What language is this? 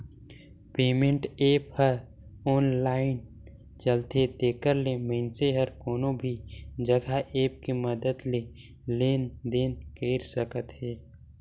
Chhattisgarhi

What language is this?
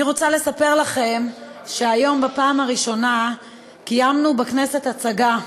Hebrew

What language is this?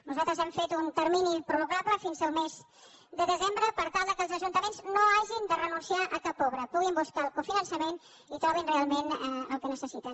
Catalan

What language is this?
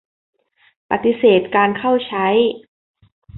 Thai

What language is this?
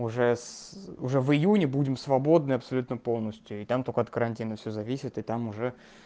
Russian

